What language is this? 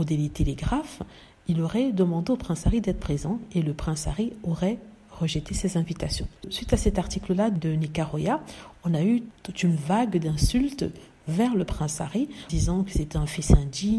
French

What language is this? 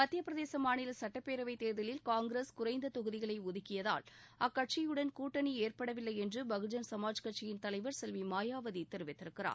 Tamil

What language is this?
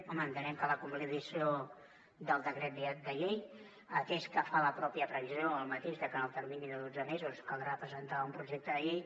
Catalan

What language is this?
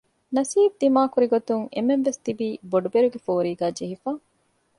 Divehi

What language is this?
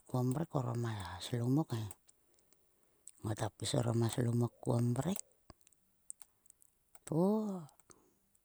Sulka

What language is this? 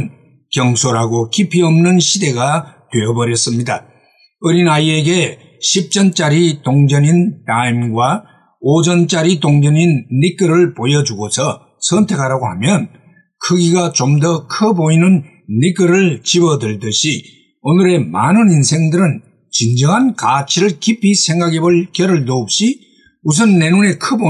Korean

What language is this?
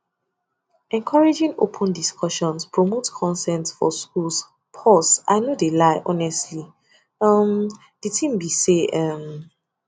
Nigerian Pidgin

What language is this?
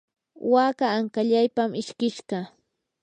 Yanahuanca Pasco Quechua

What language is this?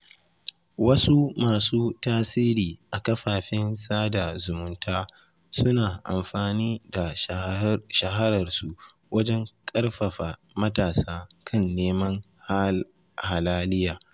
Hausa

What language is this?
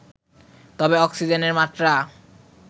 Bangla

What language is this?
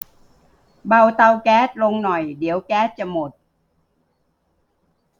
Thai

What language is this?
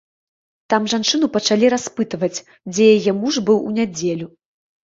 Belarusian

